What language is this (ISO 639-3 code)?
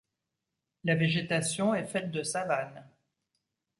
fra